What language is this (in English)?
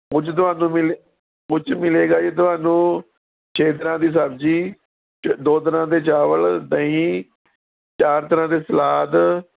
Punjabi